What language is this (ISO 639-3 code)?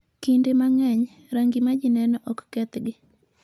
luo